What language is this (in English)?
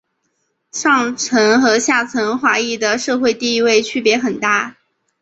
Chinese